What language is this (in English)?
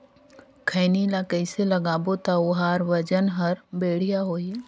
Chhattisgarhi